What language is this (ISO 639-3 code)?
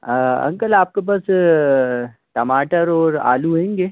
hin